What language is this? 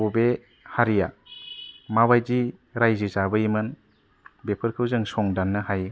Bodo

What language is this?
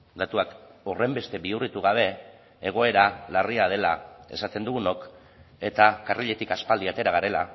Basque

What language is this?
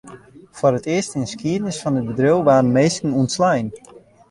Western Frisian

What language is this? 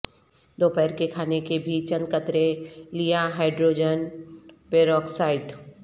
Urdu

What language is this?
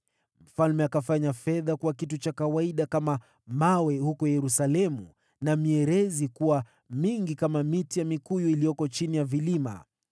Swahili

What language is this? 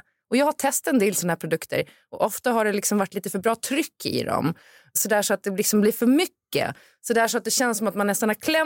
Swedish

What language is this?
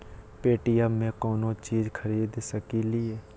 Magahi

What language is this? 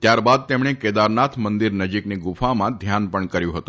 Gujarati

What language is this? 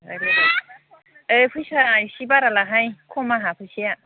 Bodo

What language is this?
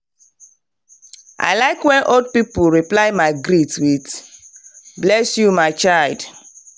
Nigerian Pidgin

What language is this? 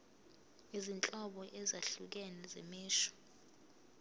Zulu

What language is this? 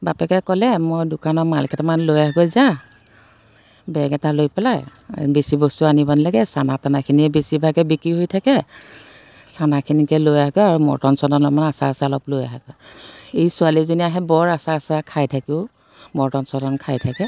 Assamese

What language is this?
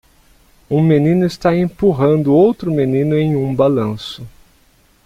Portuguese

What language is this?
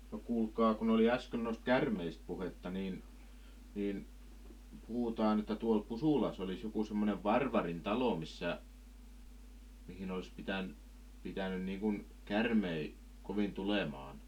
Finnish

